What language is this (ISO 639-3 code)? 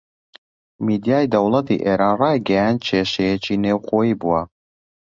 ckb